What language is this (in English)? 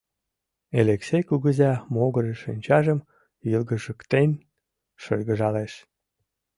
Mari